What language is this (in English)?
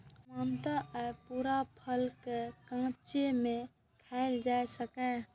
Maithili